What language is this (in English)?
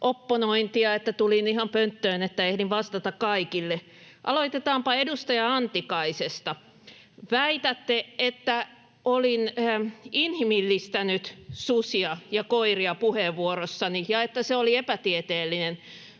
Finnish